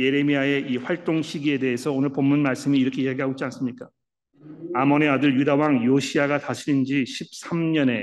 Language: Korean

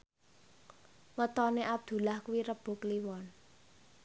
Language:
Javanese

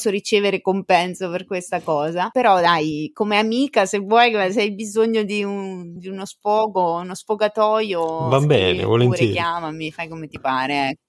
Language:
Italian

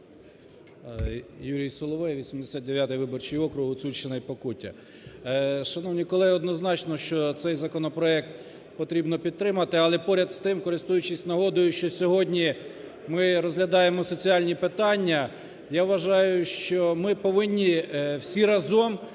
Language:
Ukrainian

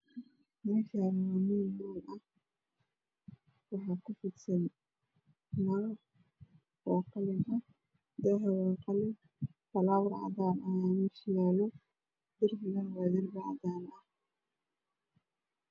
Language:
Somali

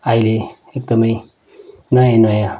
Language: Nepali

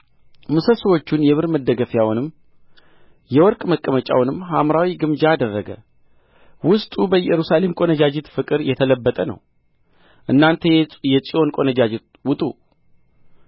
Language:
Amharic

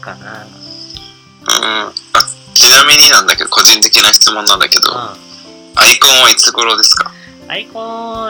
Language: Japanese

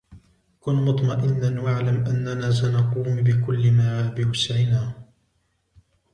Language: Arabic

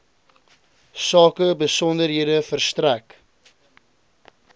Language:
Afrikaans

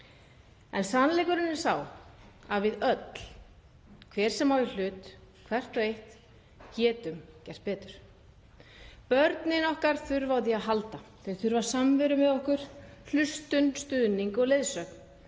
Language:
Icelandic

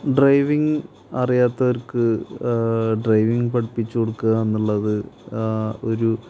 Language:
Malayalam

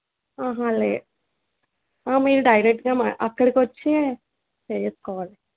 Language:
Telugu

